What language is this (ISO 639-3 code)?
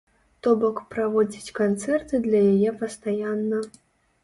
bel